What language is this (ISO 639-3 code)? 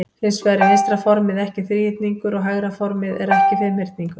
isl